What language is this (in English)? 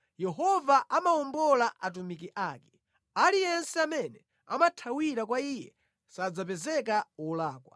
Nyanja